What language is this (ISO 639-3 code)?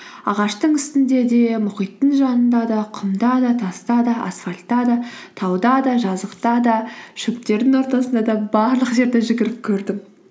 kaz